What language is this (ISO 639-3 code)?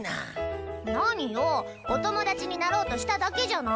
jpn